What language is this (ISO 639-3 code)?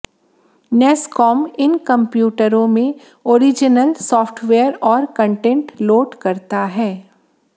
hin